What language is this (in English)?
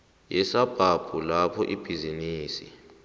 South Ndebele